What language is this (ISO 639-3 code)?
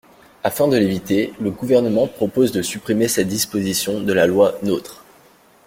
fra